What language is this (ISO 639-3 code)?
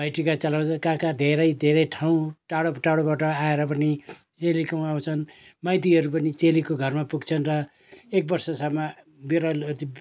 nep